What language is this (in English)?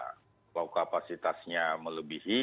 Indonesian